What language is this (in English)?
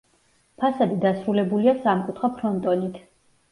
Georgian